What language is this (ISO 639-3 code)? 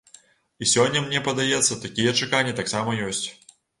bel